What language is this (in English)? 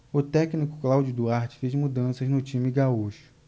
Portuguese